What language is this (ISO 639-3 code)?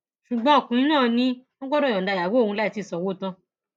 yor